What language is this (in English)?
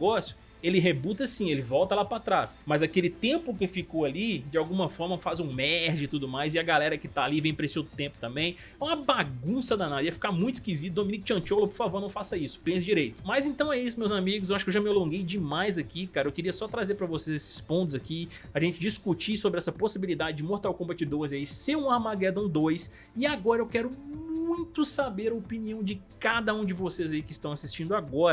Portuguese